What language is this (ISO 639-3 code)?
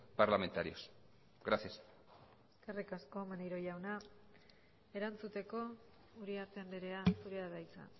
eus